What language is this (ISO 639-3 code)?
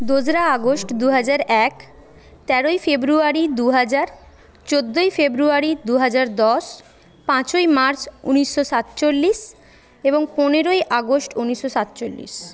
ben